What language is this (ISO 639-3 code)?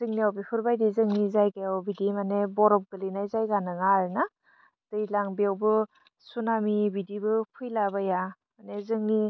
brx